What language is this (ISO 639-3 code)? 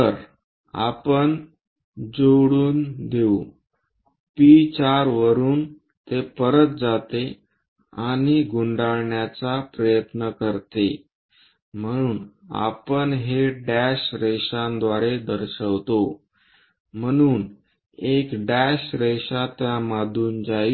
mar